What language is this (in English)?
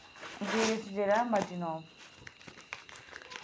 Dogri